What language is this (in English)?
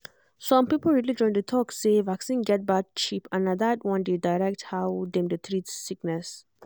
Nigerian Pidgin